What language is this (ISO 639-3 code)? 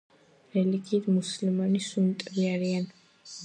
kat